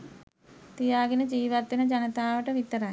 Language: Sinhala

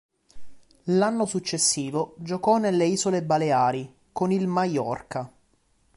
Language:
Italian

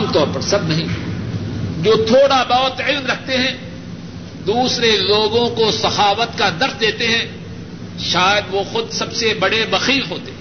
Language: Urdu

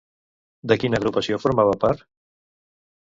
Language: Catalan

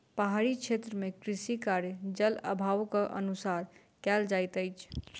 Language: Maithili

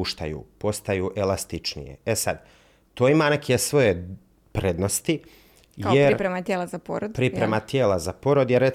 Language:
Croatian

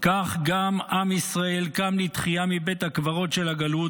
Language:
Hebrew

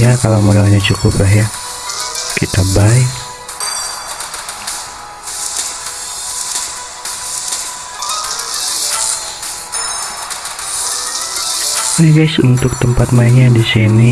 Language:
Indonesian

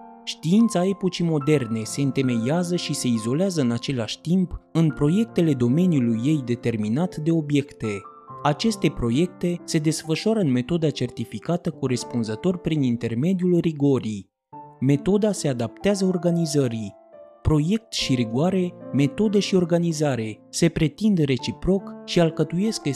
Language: Romanian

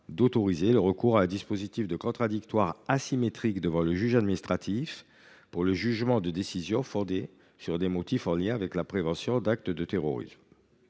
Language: French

